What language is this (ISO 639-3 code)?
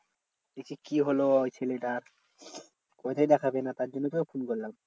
ben